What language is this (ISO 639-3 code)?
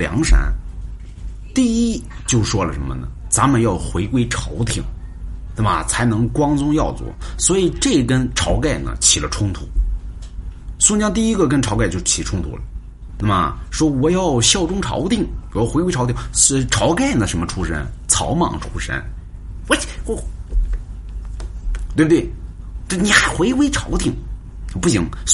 zho